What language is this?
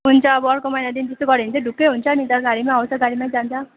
Nepali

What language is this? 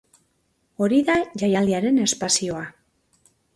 Basque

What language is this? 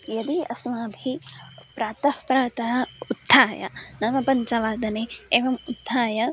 Sanskrit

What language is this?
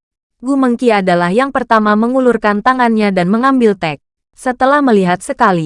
Indonesian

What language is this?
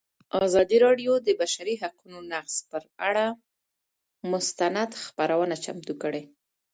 Pashto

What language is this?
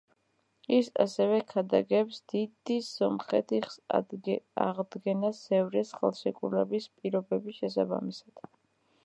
Georgian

